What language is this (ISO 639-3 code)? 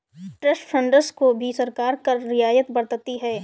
hin